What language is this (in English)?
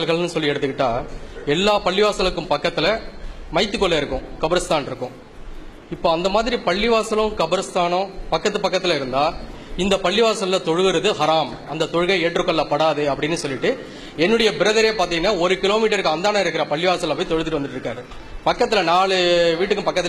Thai